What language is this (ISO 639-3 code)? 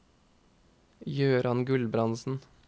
nor